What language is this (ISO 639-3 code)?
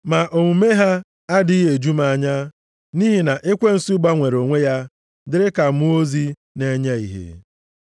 ibo